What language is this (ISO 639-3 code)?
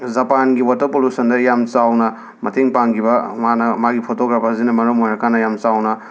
mni